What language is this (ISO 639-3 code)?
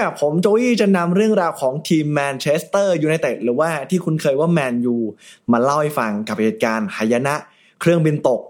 tha